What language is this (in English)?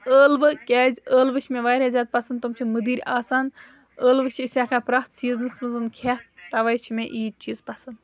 Kashmiri